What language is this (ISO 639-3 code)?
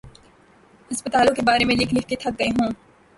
urd